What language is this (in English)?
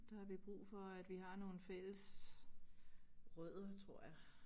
Danish